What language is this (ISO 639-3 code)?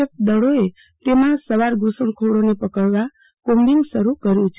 guj